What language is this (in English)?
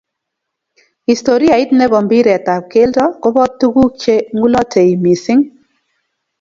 Kalenjin